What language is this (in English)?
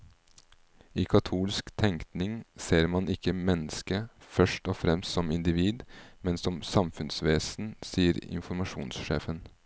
Norwegian